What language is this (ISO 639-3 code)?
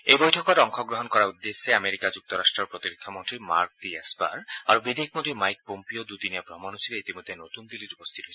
asm